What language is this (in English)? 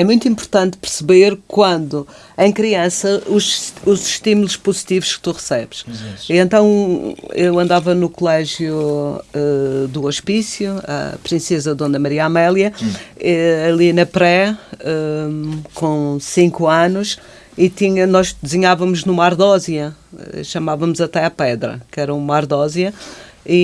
Portuguese